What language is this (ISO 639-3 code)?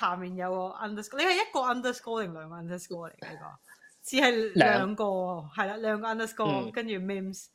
zho